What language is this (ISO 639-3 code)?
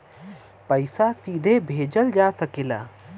bho